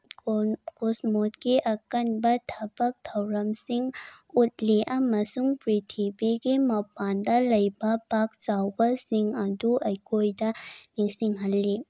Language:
Manipuri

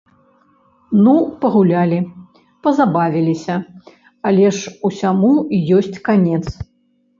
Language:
Belarusian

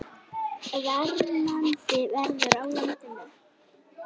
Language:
Icelandic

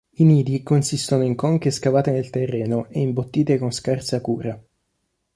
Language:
Italian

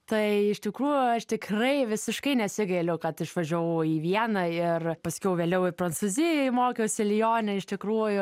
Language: Lithuanian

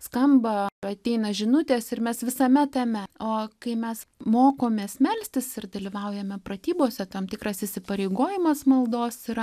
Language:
Lithuanian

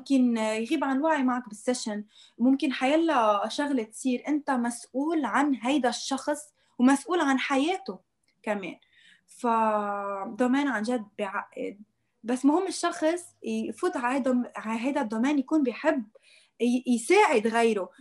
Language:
Arabic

